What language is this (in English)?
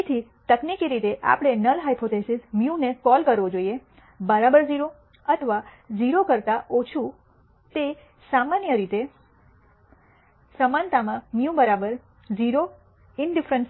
Gujarati